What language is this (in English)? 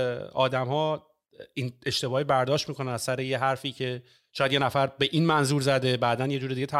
Persian